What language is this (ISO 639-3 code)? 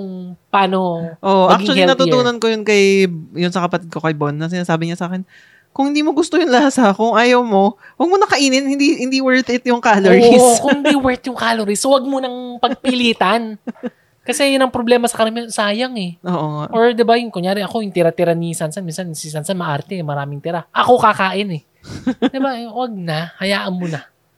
fil